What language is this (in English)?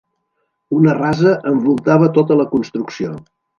Catalan